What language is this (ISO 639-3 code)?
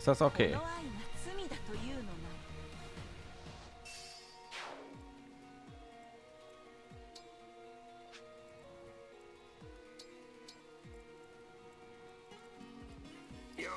deu